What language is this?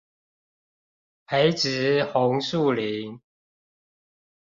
Chinese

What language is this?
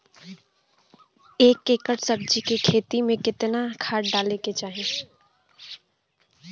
Bhojpuri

